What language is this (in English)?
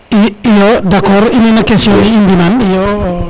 Serer